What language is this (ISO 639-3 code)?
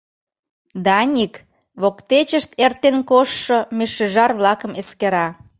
chm